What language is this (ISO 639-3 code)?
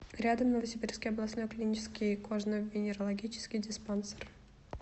rus